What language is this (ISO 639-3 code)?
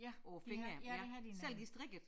dan